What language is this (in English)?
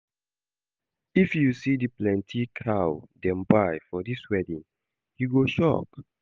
Nigerian Pidgin